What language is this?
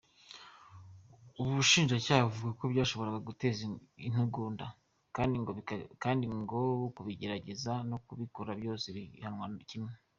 Kinyarwanda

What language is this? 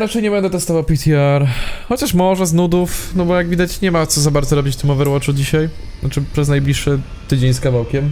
Polish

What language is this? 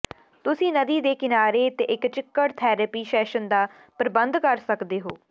Punjabi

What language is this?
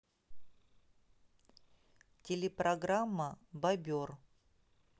Russian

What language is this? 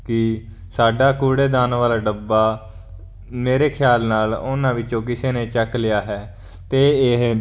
Punjabi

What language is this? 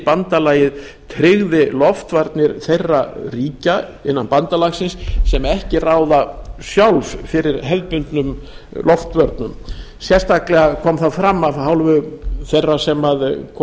Icelandic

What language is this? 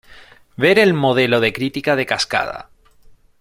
Spanish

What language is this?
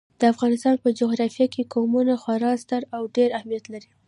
Pashto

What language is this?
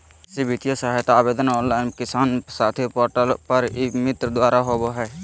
Magahi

